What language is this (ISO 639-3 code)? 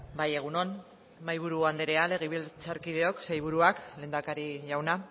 eus